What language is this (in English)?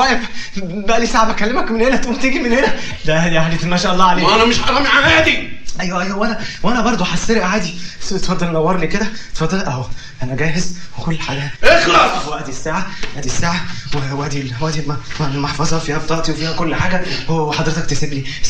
Arabic